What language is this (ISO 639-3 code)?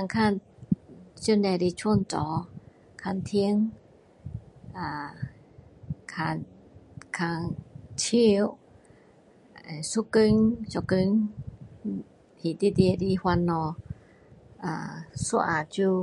cdo